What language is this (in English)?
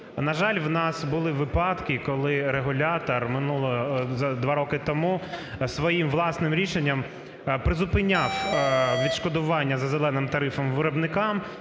Ukrainian